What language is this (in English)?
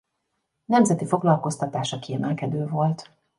Hungarian